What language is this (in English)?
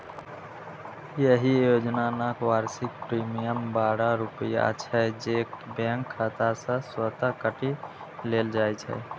Maithili